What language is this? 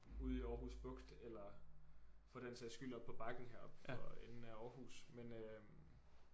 Danish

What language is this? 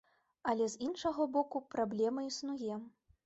Belarusian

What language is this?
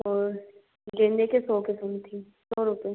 Hindi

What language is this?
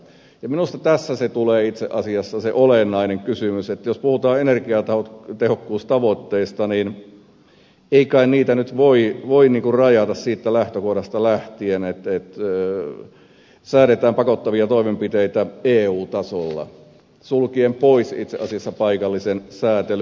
Finnish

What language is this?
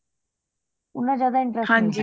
Punjabi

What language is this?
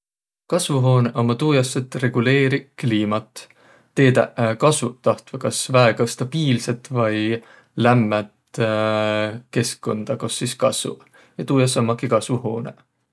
Võro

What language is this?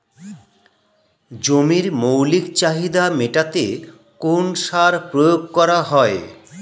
Bangla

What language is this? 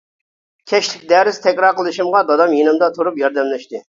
Uyghur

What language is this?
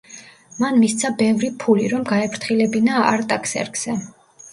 Georgian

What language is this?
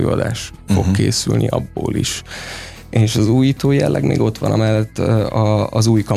Hungarian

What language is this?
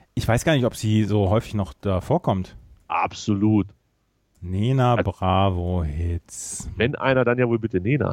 German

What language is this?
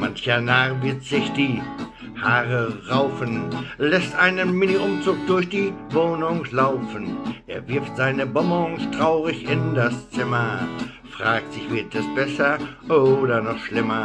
German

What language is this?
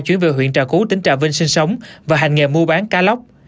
Vietnamese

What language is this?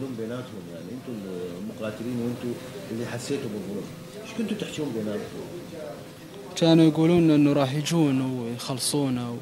Arabic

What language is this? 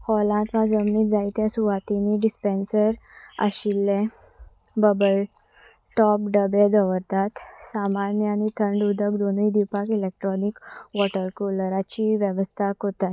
Konkani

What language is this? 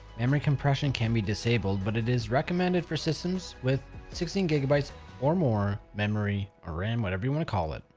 English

